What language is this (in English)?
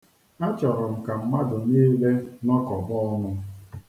Igbo